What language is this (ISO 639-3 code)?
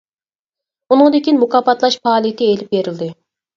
uig